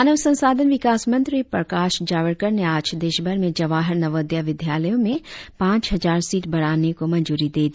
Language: Hindi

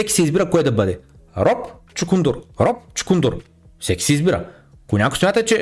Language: Bulgarian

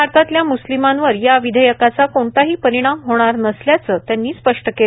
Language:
Marathi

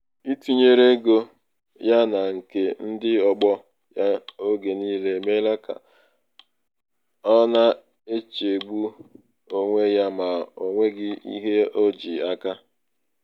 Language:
Igbo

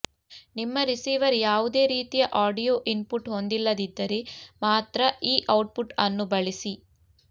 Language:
Kannada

